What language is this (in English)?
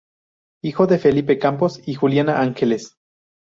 Spanish